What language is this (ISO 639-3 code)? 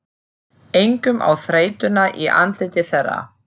isl